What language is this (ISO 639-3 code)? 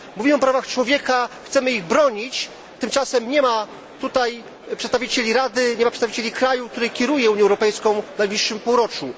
pol